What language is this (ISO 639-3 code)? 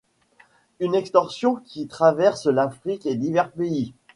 fra